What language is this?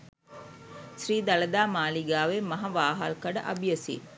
Sinhala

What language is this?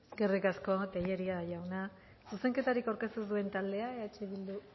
Basque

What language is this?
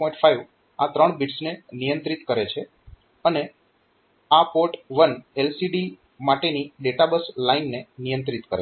Gujarati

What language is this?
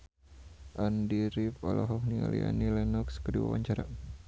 Sundanese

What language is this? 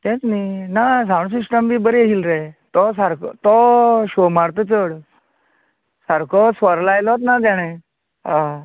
Konkani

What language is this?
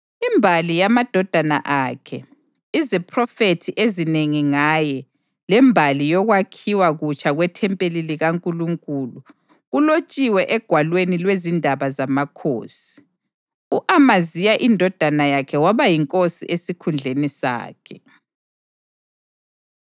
North Ndebele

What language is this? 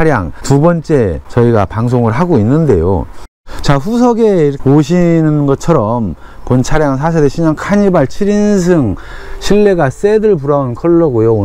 Korean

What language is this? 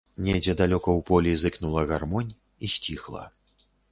Belarusian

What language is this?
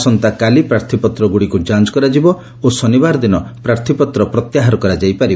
Odia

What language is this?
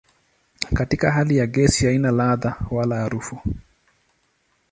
Swahili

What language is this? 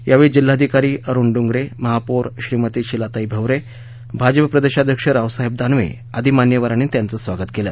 Marathi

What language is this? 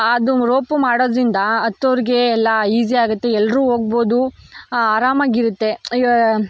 Kannada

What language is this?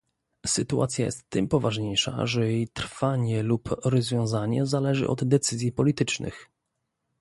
Polish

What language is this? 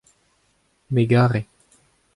Breton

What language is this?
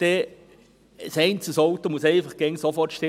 Swiss German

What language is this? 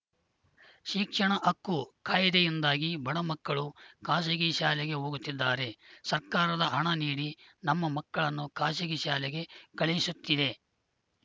Kannada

